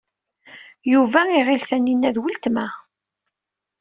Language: Kabyle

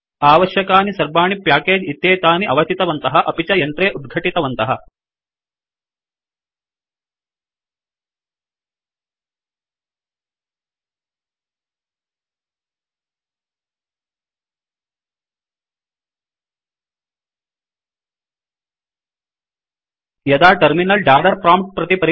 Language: Sanskrit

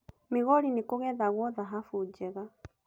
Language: Kikuyu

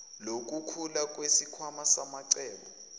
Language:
Zulu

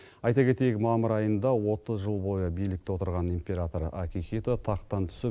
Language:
Kazakh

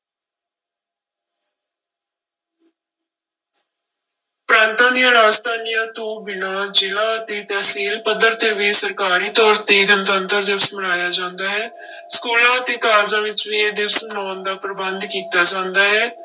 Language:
Punjabi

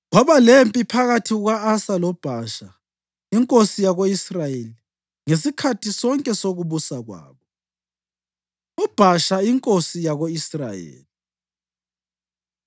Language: North Ndebele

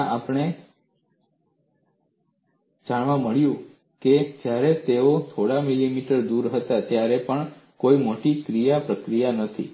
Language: Gujarati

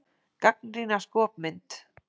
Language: Icelandic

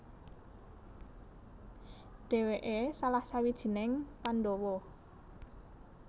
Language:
Javanese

